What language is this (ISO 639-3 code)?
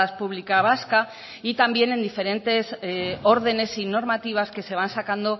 spa